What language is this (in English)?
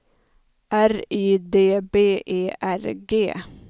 Swedish